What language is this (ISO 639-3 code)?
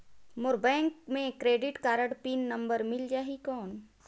hne